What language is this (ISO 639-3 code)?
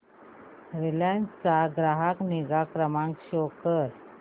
mar